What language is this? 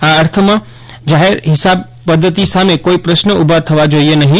Gujarati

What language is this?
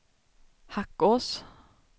Swedish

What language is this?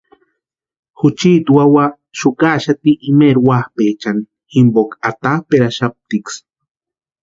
Western Highland Purepecha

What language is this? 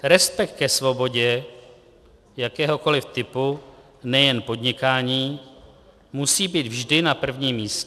Czech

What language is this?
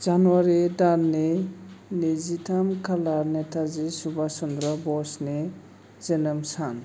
Bodo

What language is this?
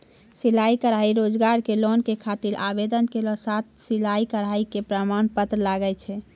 Maithili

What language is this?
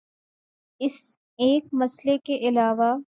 Urdu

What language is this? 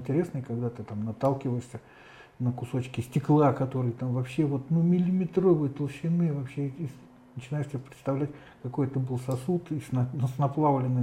Russian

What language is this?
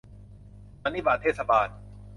Thai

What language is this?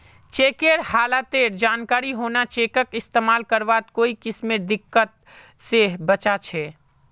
Magahi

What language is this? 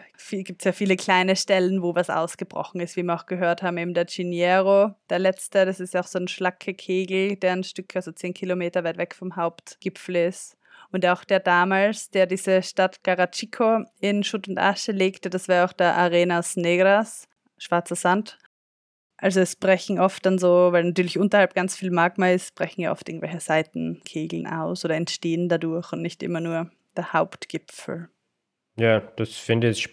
German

